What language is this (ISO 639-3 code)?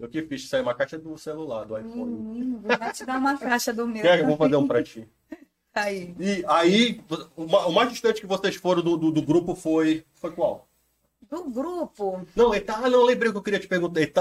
por